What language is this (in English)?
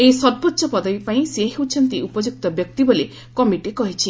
Odia